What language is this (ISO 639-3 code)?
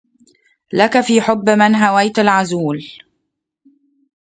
ara